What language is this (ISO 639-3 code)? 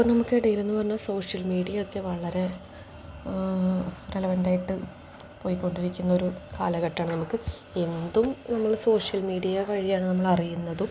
mal